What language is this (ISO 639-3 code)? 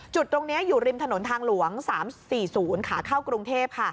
tha